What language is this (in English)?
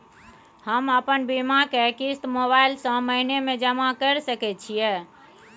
Maithili